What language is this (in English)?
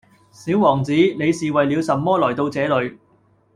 Cantonese